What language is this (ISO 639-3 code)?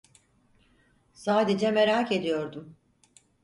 tur